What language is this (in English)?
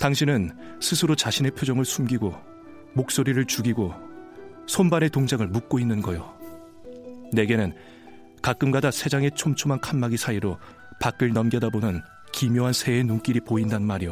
Korean